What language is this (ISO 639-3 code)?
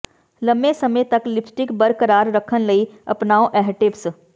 pan